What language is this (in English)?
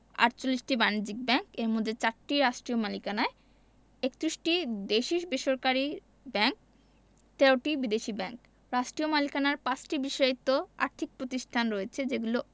Bangla